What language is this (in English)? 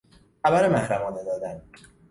Persian